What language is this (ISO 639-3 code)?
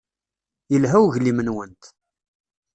kab